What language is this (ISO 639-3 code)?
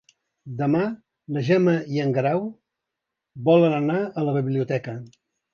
cat